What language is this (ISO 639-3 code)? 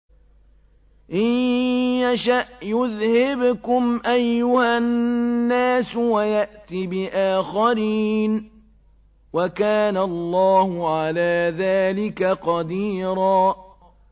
ara